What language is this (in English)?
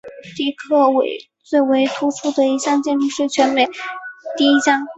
Chinese